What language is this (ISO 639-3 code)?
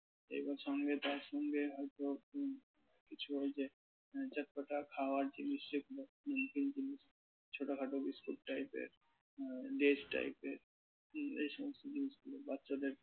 ben